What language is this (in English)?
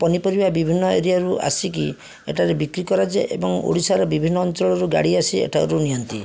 Odia